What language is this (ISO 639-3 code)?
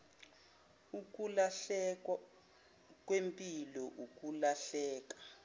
zul